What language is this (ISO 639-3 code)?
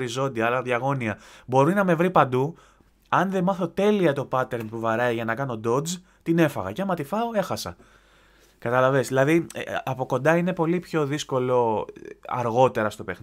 ell